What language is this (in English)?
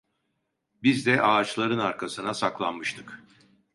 Turkish